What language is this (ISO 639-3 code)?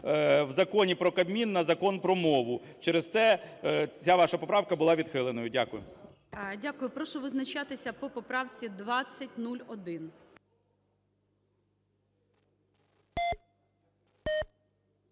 ukr